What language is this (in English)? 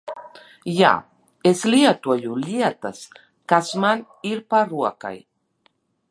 Latvian